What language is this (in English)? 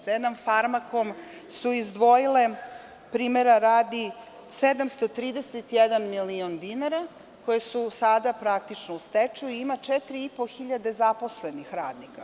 Serbian